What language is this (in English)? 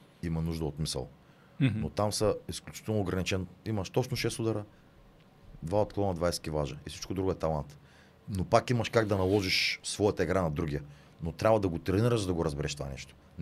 Bulgarian